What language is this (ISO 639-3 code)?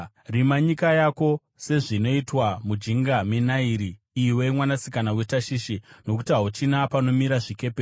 sna